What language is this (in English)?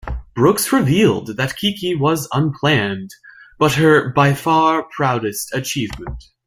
English